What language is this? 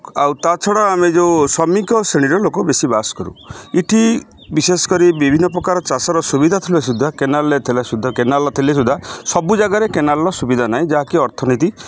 Odia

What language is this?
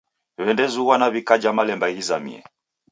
Taita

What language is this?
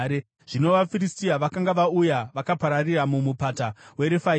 Shona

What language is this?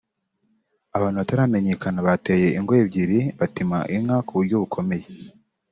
Kinyarwanda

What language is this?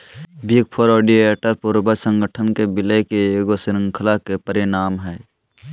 Magahi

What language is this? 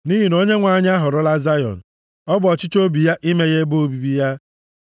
Igbo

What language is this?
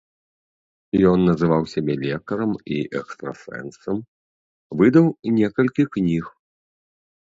Belarusian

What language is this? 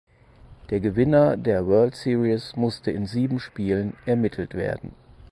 German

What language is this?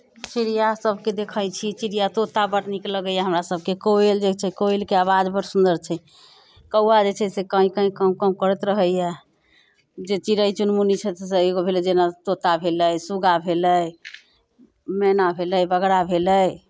Maithili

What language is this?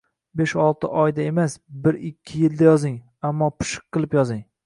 Uzbek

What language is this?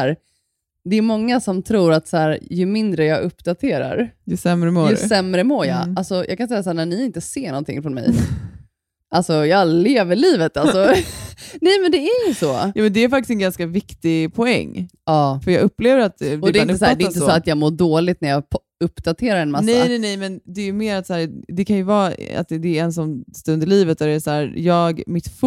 Swedish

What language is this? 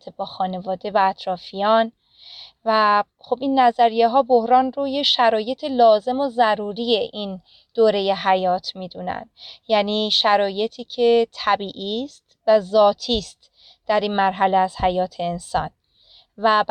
Persian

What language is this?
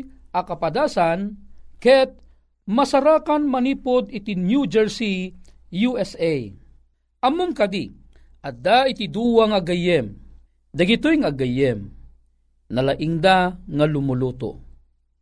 Filipino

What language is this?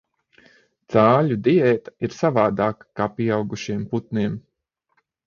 Latvian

